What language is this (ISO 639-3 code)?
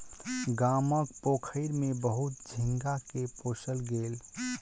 mai